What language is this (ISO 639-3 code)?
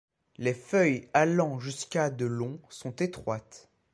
fra